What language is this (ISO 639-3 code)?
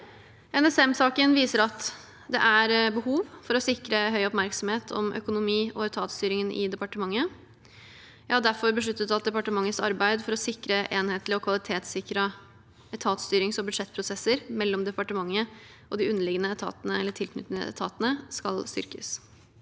nor